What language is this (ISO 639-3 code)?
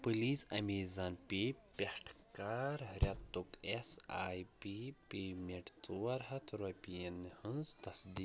kas